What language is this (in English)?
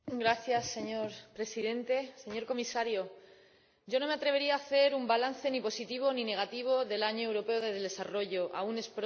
Spanish